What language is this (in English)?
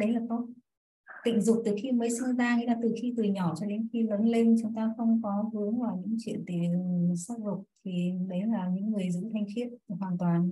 Vietnamese